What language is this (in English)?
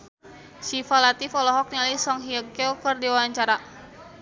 Sundanese